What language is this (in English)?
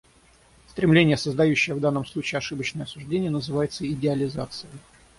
Russian